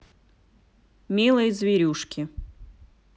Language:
Russian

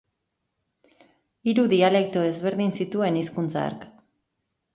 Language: Basque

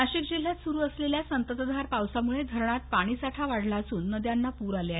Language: Marathi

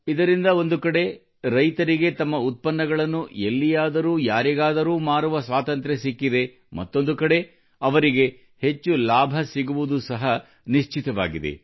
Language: Kannada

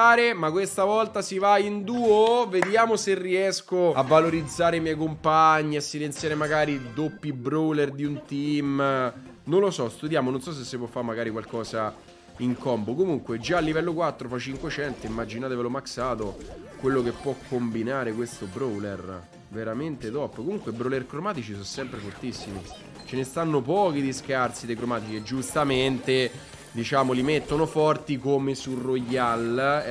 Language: Italian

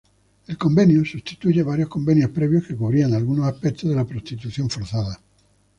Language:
Spanish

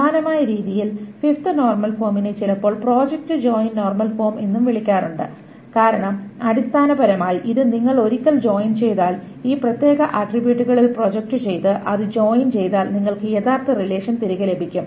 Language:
Malayalam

